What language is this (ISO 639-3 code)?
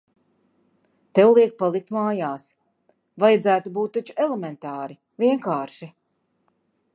lav